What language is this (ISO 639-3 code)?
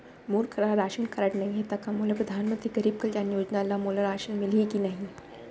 hne